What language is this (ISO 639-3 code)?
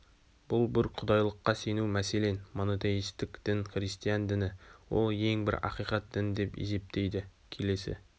kaz